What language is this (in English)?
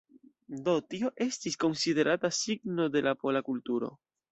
Esperanto